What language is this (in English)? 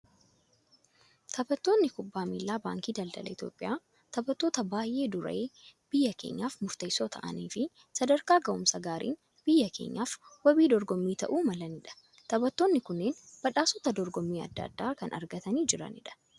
Oromo